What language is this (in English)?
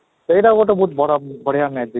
Odia